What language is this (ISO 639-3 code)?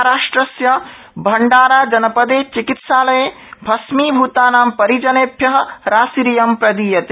san